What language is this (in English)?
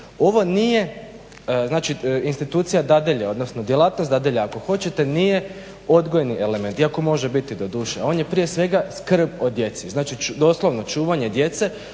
Croatian